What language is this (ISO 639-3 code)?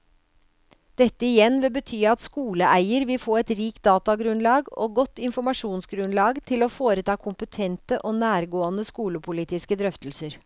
nor